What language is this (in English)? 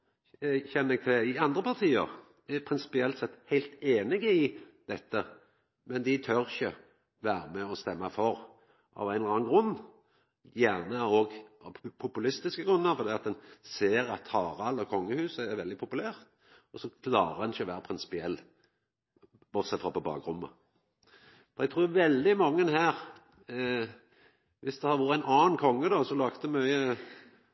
Norwegian Nynorsk